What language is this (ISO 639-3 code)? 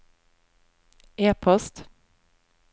nor